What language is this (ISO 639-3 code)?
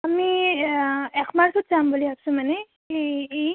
asm